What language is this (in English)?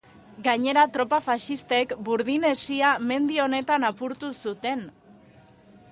Basque